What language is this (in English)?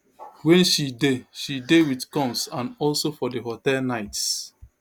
Nigerian Pidgin